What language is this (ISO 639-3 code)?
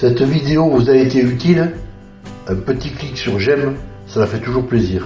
fra